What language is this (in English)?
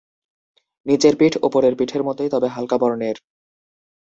Bangla